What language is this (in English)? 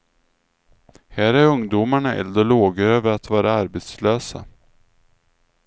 Swedish